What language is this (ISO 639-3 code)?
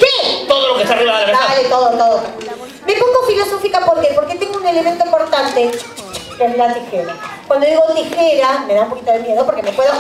spa